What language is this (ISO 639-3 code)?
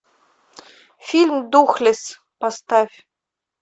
rus